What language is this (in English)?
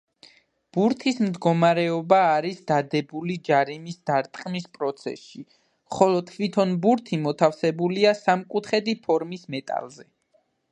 Georgian